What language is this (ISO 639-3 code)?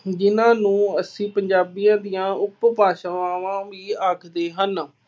pan